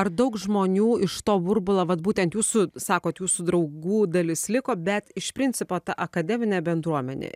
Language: Lithuanian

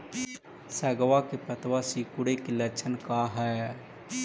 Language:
Magahi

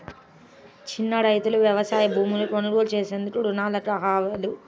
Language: Telugu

